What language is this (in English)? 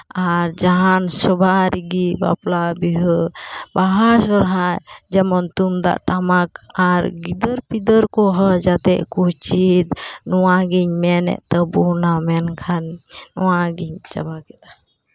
Santali